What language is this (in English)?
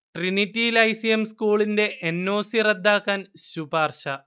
Malayalam